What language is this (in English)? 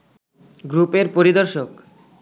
Bangla